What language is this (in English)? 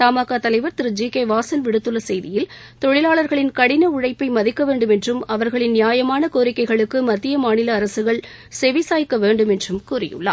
Tamil